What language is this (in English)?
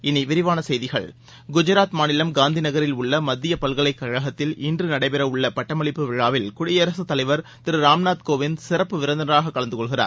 Tamil